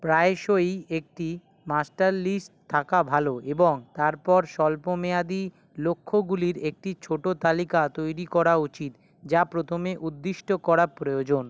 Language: Bangla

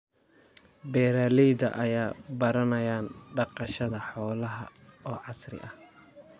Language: Somali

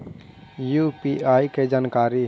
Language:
Magahi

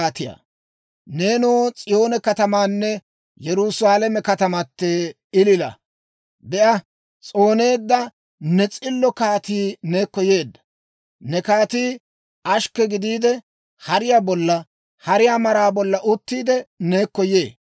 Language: Dawro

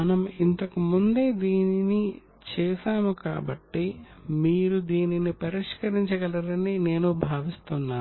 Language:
Telugu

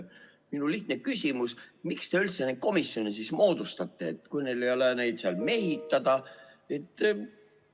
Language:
Estonian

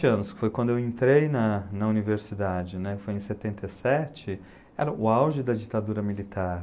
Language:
Portuguese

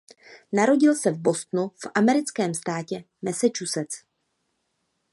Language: Czech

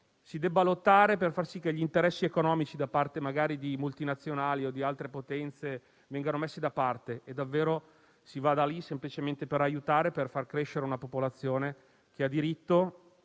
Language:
Italian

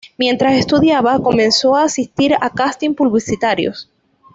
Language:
Spanish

